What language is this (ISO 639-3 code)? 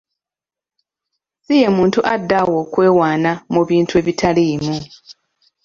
lug